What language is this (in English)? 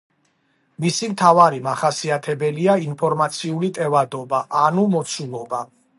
Georgian